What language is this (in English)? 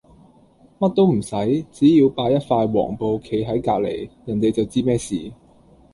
Cantonese